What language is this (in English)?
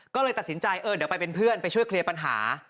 Thai